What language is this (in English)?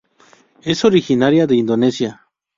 Spanish